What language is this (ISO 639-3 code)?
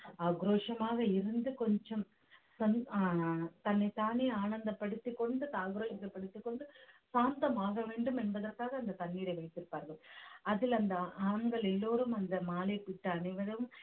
tam